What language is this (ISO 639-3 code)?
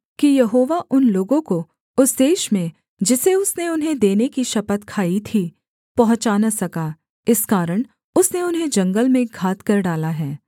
hin